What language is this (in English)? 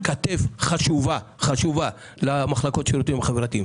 Hebrew